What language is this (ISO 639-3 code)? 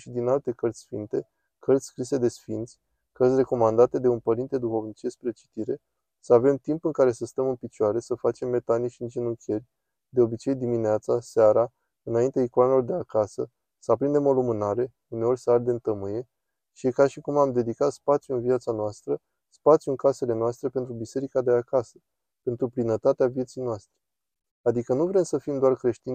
ron